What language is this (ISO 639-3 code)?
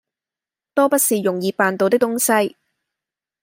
yue